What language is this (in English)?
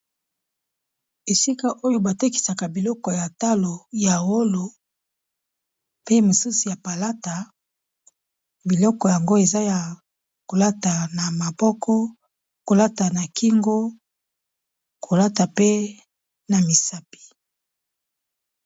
Lingala